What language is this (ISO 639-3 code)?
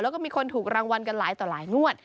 tha